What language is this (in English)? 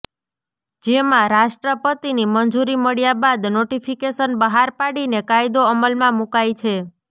Gujarati